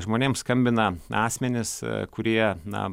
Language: Lithuanian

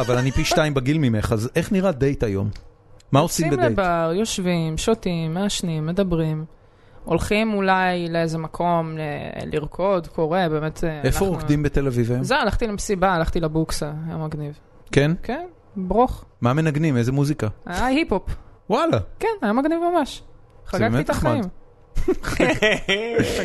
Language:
Hebrew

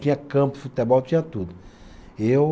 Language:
Portuguese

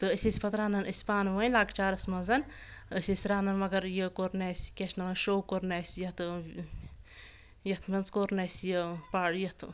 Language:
Kashmiri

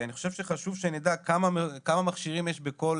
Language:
Hebrew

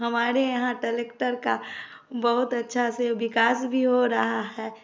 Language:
Hindi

